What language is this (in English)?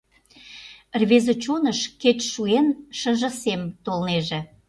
Mari